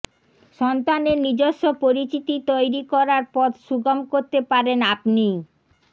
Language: Bangla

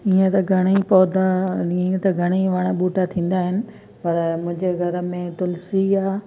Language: Sindhi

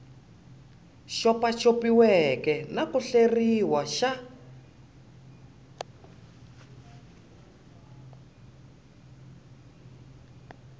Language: Tsonga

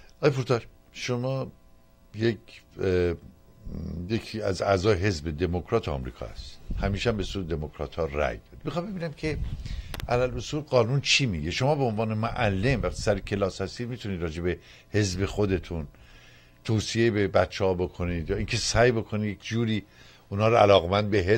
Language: Persian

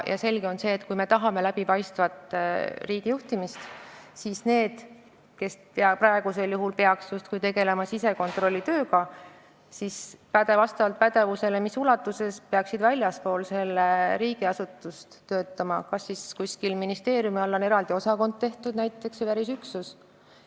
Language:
Estonian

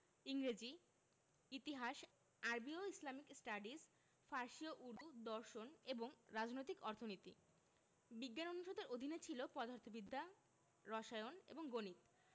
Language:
Bangla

